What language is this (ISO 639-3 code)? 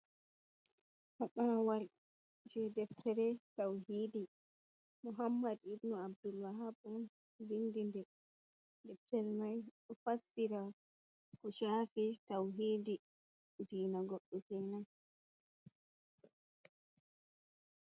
ful